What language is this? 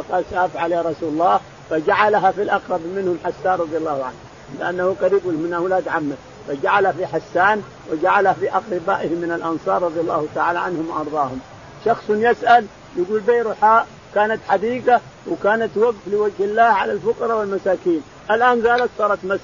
Arabic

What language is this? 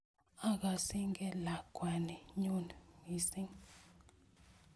Kalenjin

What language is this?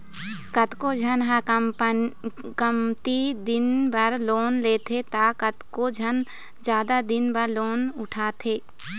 Chhattisgarhi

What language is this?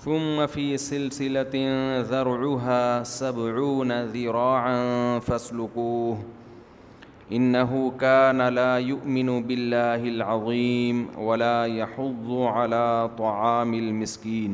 Urdu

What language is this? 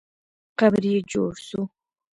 Pashto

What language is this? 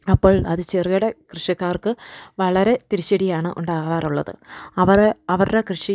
Malayalam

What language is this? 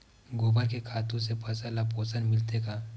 Chhattisgarhi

